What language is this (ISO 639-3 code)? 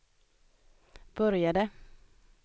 swe